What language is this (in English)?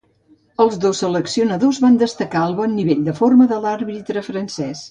Catalan